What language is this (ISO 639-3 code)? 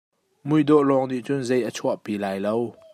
cnh